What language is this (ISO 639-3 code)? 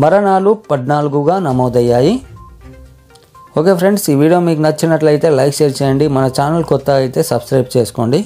ind